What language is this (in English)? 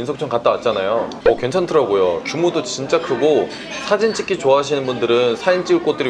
Korean